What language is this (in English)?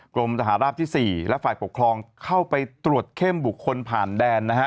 Thai